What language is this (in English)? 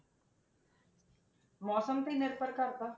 Punjabi